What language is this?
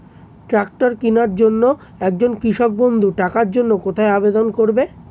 Bangla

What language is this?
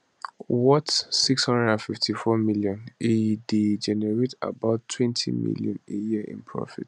Nigerian Pidgin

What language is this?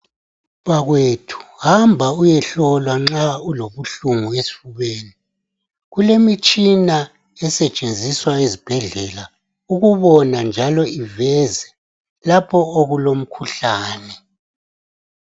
North Ndebele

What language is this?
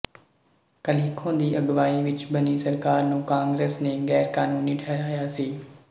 Punjabi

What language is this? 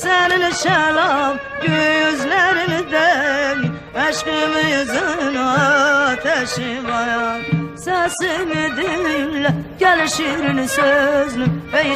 Turkish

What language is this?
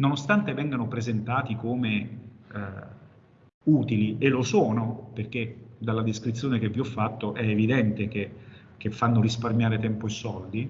Italian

